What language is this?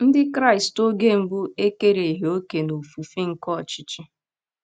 Igbo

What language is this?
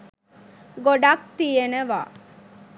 Sinhala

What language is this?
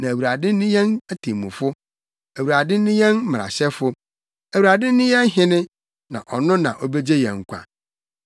Akan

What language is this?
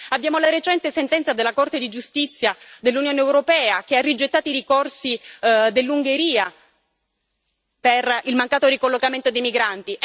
Italian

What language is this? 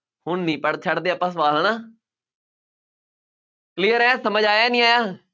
Punjabi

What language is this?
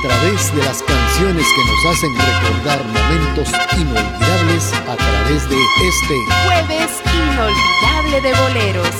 Spanish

